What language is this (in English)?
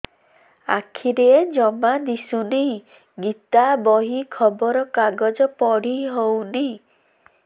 Odia